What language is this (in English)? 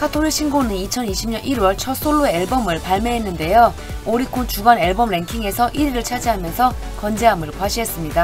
Korean